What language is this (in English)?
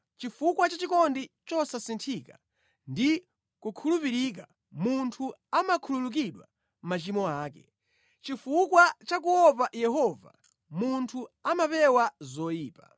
Nyanja